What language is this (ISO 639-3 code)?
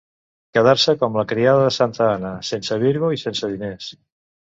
cat